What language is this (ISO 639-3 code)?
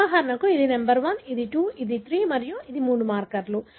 tel